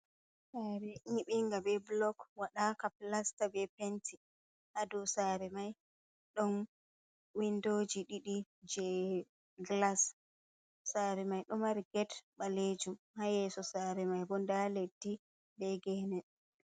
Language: Fula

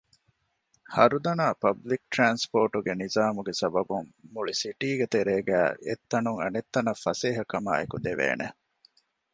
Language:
Divehi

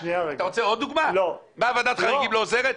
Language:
Hebrew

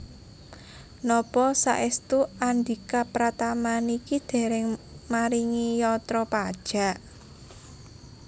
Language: Javanese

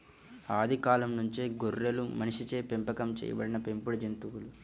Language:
Telugu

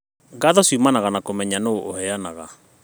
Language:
Kikuyu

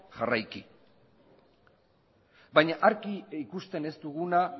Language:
Basque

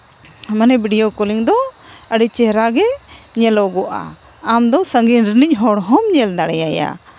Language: Santali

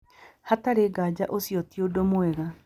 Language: Kikuyu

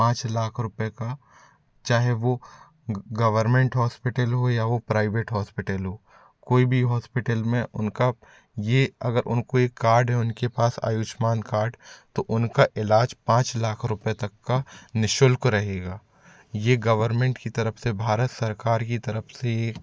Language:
Hindi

